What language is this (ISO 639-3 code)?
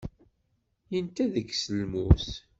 kab